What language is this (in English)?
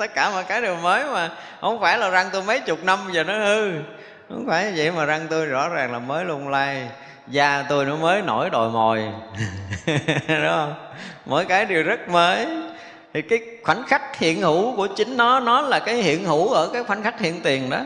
Vietnamese